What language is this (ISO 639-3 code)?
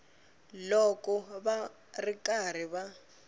tso